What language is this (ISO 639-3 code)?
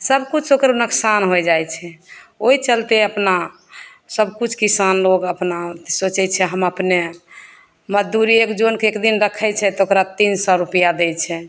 mai